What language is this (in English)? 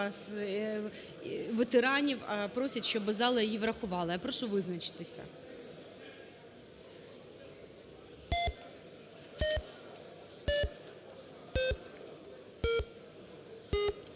Ukrainian